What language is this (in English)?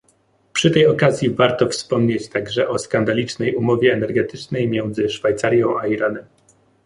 Polish